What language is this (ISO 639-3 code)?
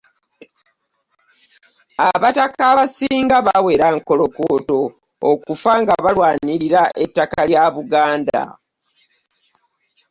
lug